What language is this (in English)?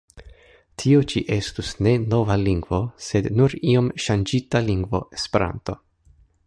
Esperanto